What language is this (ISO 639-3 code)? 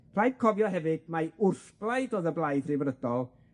cym